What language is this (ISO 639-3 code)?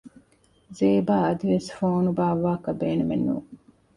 div